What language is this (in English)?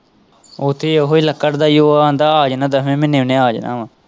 Punjabi